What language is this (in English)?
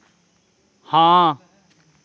Dogri